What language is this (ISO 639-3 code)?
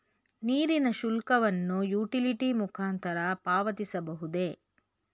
kan